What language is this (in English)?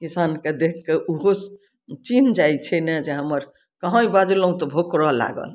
Maithili